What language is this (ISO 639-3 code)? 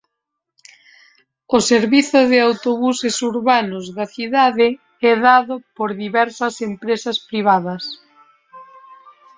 glg